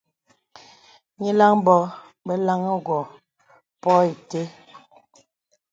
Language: Bebele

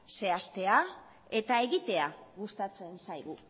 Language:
Basque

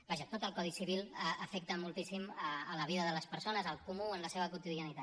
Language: Catalan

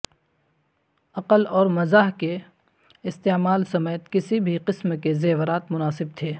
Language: Urdu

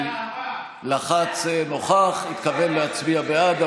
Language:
Hebrew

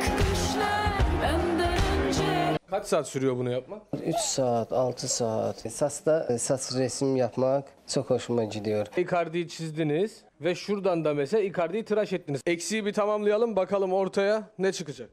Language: Turkish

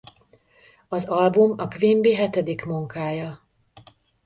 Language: Hungarian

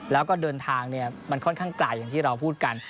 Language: Thai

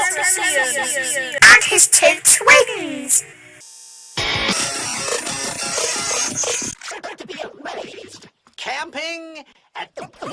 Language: English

